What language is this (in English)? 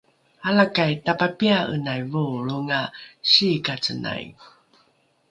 Rukai